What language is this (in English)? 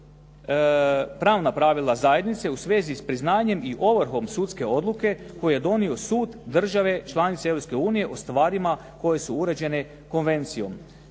Croatian